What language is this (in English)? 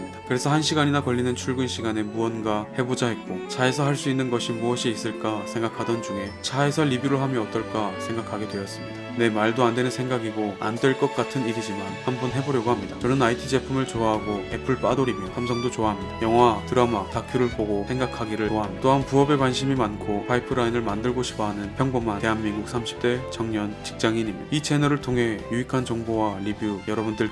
Korean